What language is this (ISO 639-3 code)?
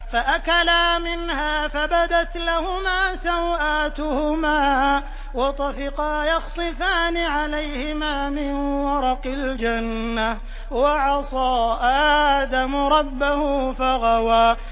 ara